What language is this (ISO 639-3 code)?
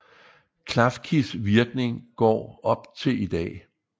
dan